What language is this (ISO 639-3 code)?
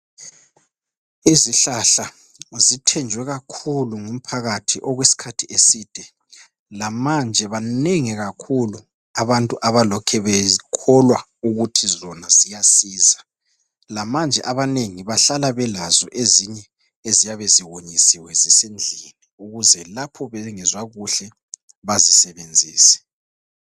nde